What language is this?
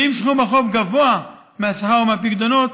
Hebrew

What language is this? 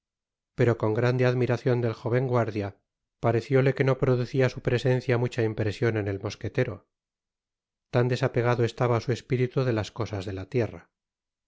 Spanish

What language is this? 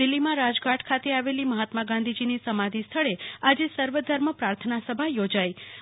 Gujarati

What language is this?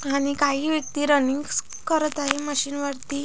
Marathi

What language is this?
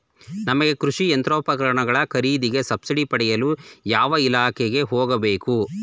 Kannada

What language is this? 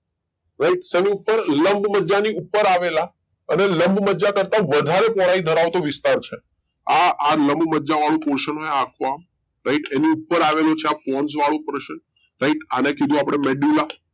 Gujarati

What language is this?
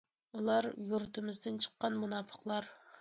Uyghur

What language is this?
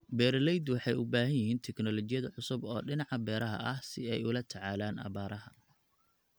Somali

